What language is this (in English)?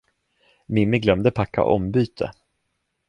Swedish